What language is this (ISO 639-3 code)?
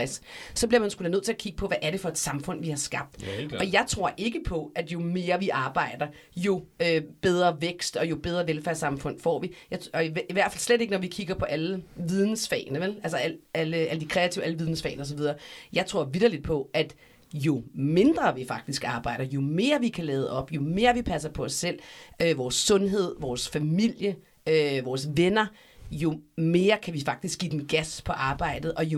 dan